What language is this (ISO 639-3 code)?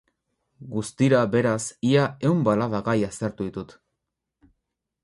eus